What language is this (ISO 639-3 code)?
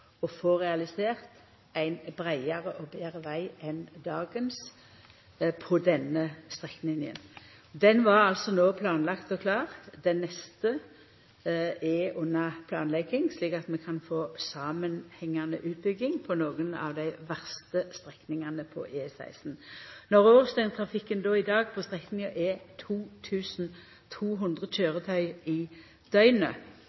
nor